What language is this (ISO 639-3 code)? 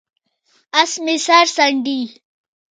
pus